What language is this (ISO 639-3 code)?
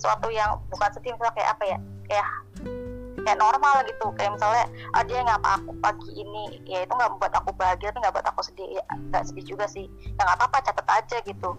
ind